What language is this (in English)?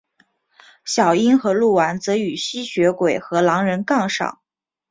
Chinese